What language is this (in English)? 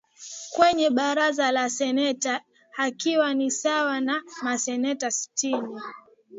Swahili